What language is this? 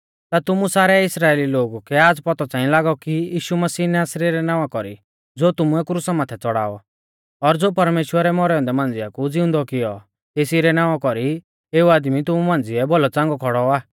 Mahasu Pahari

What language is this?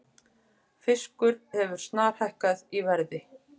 Icelandic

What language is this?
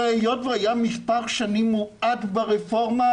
Hebrew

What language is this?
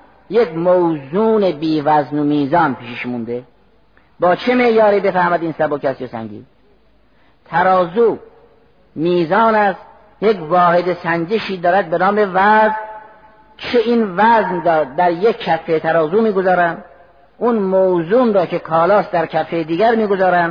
Persian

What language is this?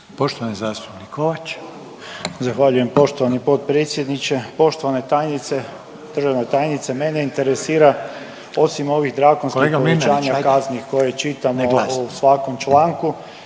Croatian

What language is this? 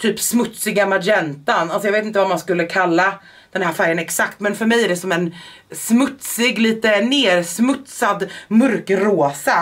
Swedish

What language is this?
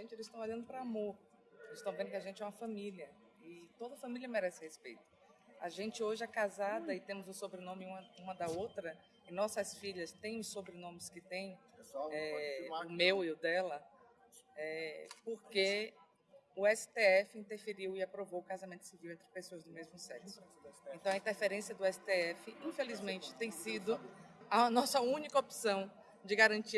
Portuguese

